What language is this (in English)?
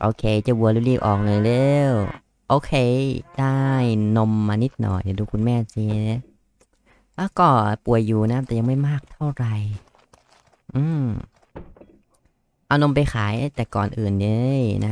Thai